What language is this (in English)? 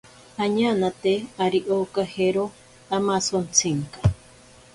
Ashéninka Perené